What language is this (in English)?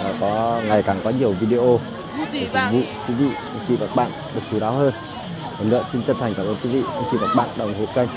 Vietnamese